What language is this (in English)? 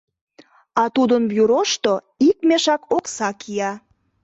Mari